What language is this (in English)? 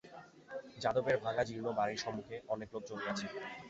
Bangla